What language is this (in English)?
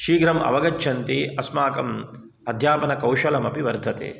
Sanskrit